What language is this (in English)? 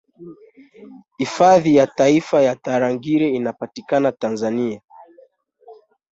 Swahili